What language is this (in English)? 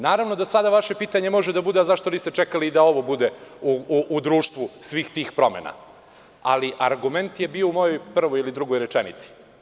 Serbian